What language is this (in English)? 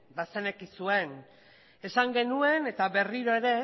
Basque